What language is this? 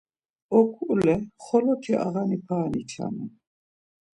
Laz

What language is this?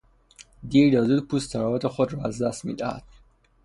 Persian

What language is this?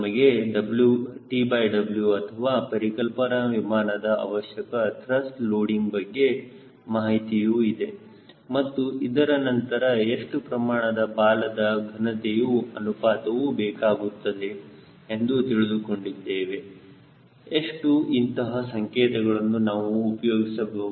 Kannada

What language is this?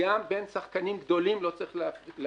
Hebrew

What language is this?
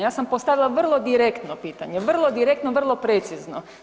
Croatian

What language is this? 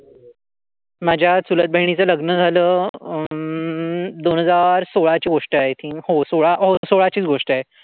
Marathi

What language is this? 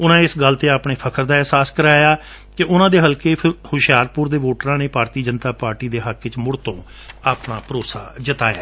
Punjabi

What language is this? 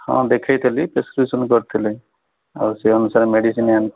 Odia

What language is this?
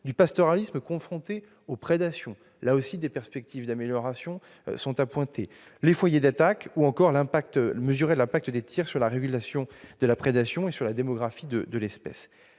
French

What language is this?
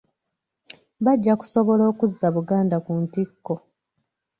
Ganda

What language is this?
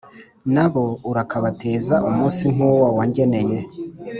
Kinyarwanda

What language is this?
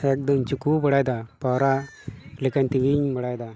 Santali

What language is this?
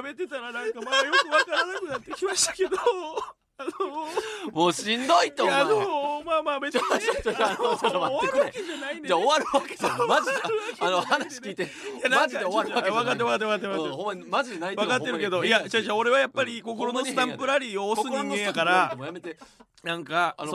Japanese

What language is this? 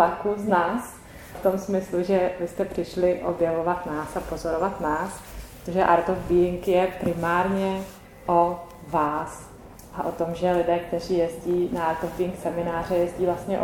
Czech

